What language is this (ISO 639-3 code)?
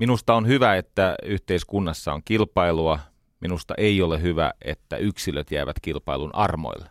fin